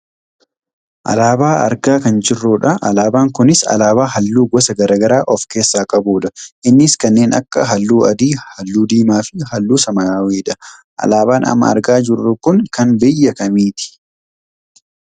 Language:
Oromo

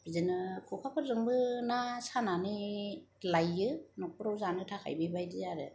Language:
Bodo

